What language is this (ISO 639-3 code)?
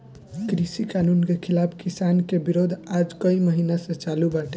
bho